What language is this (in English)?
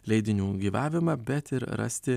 Lithuanian